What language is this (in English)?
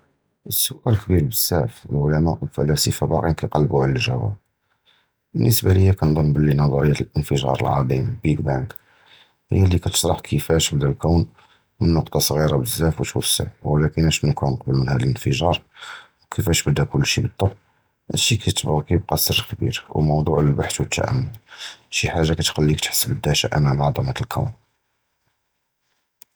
Judeo-Arabic